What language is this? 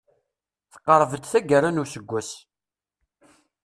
Kabyle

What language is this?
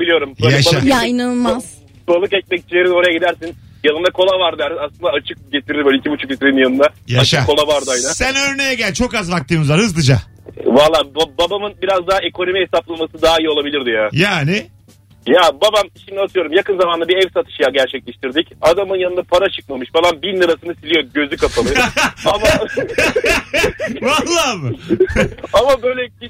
Turkish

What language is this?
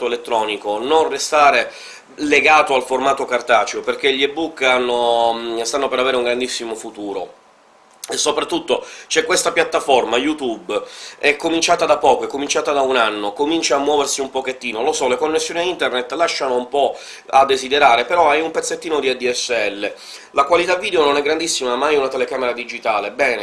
Italian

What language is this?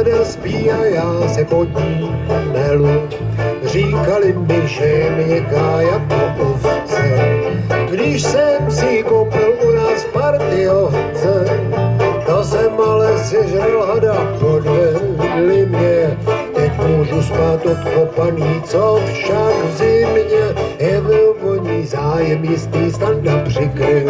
Czech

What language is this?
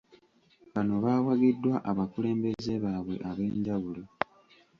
Ganda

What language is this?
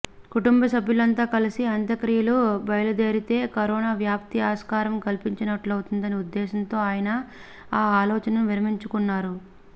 Telugu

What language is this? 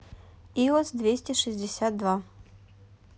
Russian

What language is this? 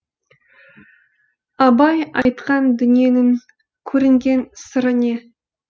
Kazakh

